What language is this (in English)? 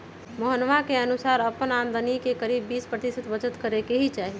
Magahi